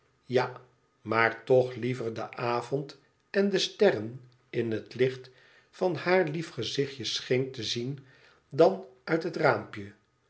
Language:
Dutch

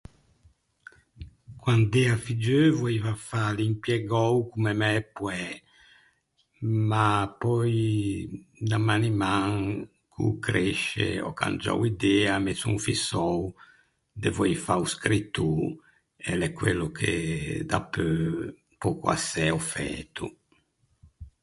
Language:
Ligurian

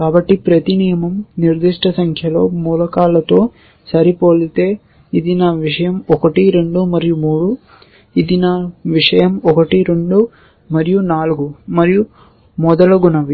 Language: Telugu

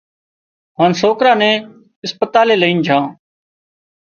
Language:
Wadiyara Koli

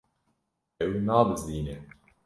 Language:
Kurdish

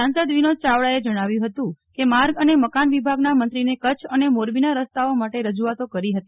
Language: Gujarati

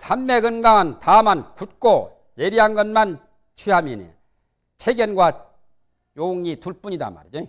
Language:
Korean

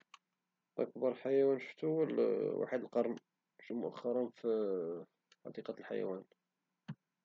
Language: Moroccan Arabic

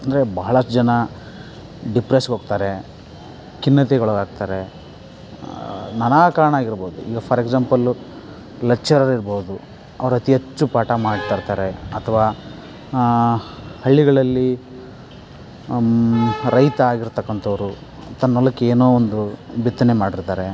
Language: Kannada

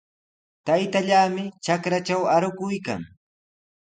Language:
Sihuas Ancash Quechua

